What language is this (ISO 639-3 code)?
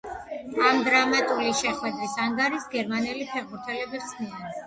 kat